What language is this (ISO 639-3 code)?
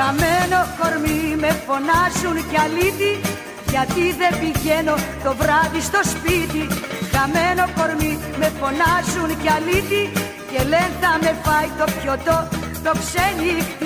ell